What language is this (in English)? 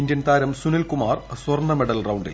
Malayalam